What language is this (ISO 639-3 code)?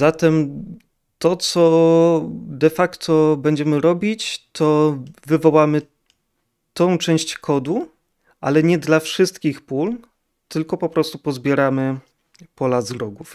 pol